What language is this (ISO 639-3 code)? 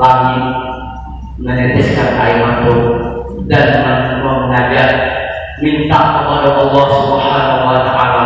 ind